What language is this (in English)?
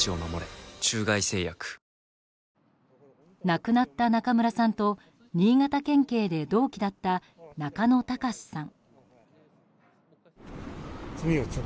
Japanese